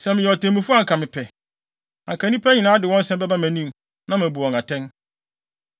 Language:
Akan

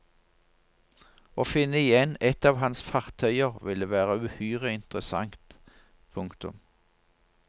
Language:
Norwegian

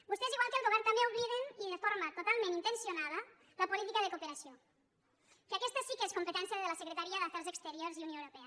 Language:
Catalan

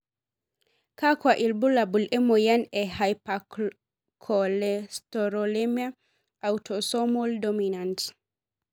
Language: Masai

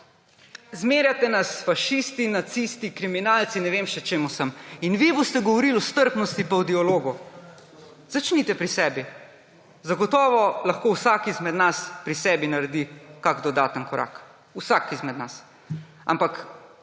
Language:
Slovenian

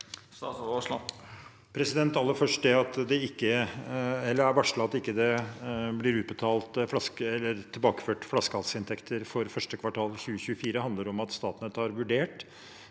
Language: Norwegian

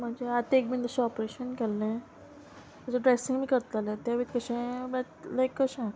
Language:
Konkani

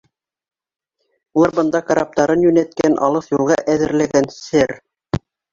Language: Bashkir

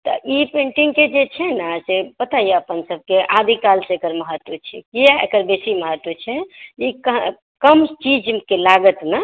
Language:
Maithili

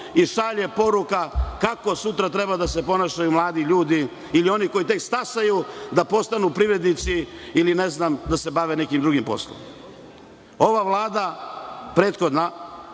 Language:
Serbian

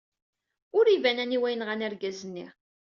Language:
Kabyle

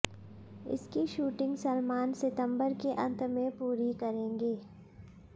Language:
Hindi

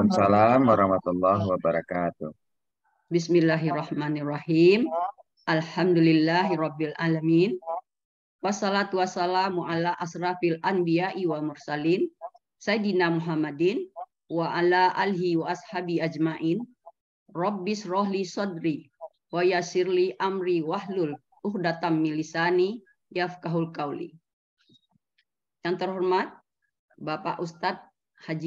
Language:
Indonesian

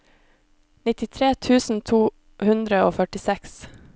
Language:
Norwegian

